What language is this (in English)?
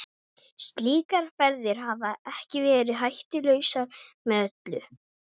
Icelandic